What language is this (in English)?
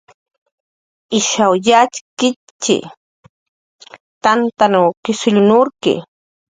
Jaqaru